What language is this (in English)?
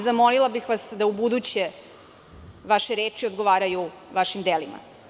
Serbian